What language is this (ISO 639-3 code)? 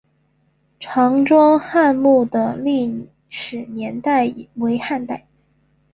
zho